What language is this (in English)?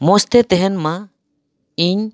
Santali